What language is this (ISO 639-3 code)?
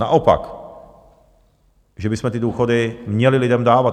ces